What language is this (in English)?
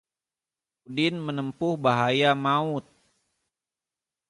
Indonesian